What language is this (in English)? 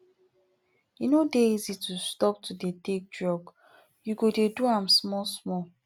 Nigerian Pidgin